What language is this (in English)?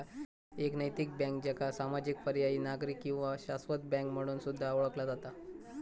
Marathi